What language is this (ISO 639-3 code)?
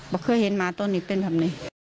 tha